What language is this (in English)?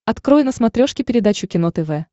Russian